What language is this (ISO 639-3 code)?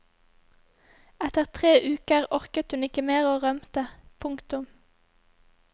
nor